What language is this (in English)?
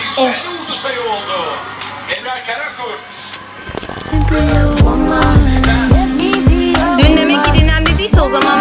Turkish